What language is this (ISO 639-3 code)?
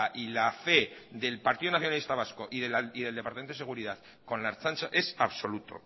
spa